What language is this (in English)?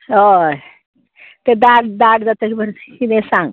Konkani